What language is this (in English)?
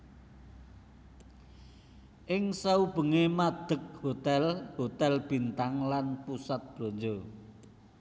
Javanese